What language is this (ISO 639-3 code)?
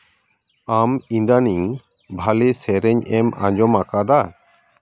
sat